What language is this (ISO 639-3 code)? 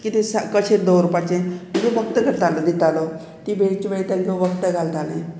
kok